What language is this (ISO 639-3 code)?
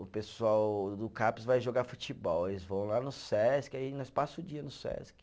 por